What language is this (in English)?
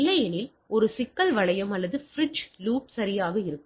Tamil